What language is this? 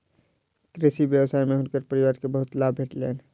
Maithili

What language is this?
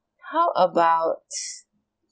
English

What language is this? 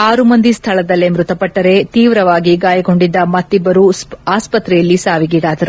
Kannada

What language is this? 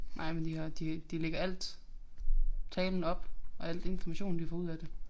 Danish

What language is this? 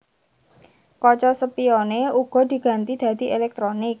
Javanese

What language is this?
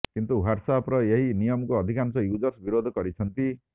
Odia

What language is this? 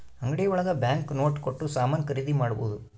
Kannada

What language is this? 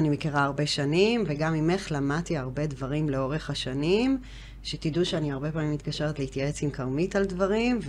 Hebrew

